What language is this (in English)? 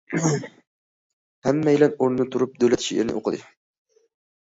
Uyghur